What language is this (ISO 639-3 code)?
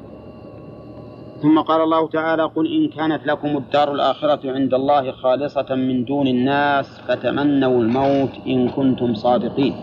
ara